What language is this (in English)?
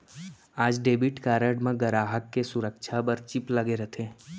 Chhattisgarhi